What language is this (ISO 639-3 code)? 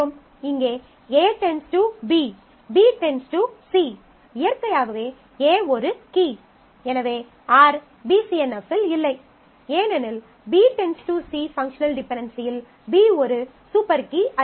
tam